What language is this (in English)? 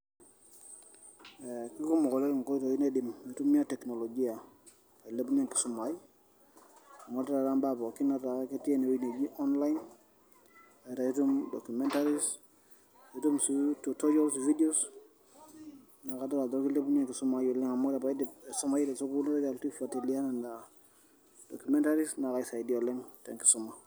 Masai